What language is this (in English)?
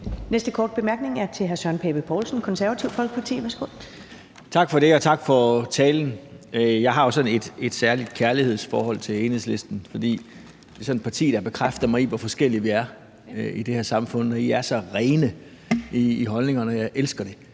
Danish